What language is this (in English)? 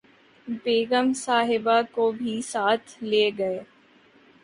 Urdu